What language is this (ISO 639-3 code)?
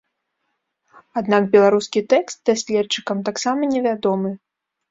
bel